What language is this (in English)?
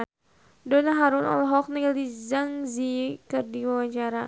Sundanese